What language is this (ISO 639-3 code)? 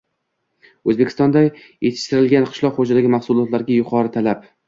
uzb